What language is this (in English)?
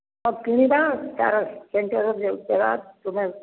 Odia